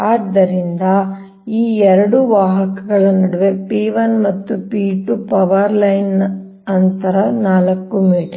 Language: Kannada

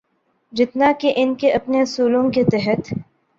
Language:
Urdu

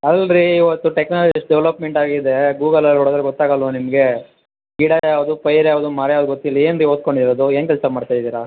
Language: Kannada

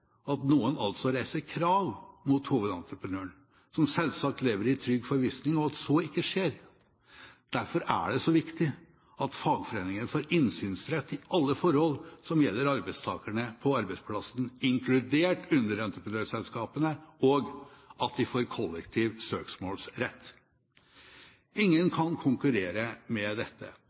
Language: Norwegian Bokmål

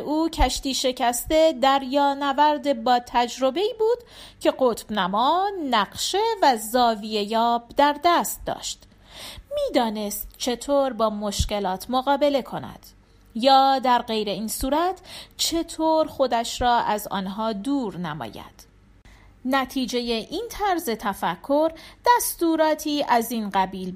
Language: Persian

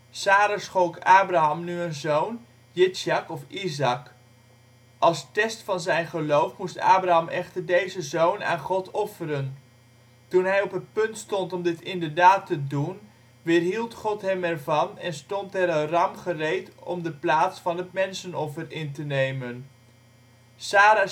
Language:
Dutch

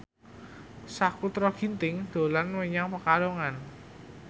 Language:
Javanese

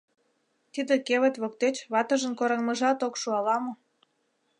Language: Mari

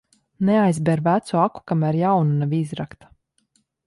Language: Latvian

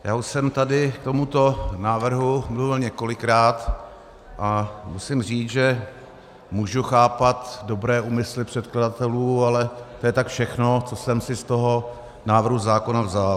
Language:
Czech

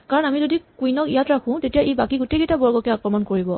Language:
Assamese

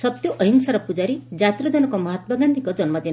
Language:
Odia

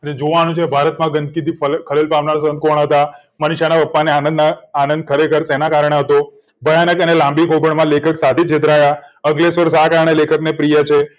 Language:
Gujarati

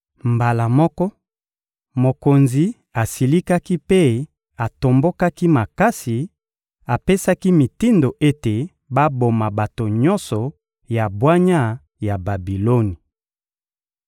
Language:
Lingala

